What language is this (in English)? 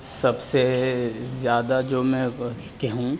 Urdu